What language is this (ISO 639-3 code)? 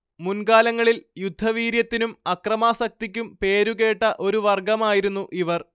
mal